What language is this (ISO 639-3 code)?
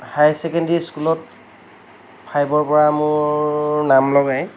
asm